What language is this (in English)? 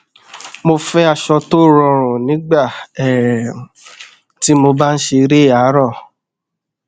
Yoruba